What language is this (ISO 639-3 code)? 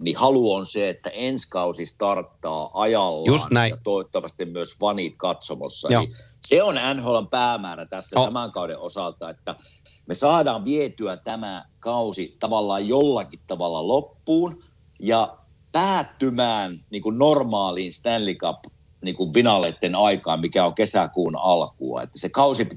fin